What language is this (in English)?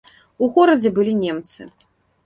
Belarusian